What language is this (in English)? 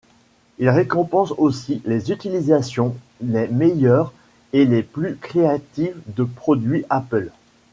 French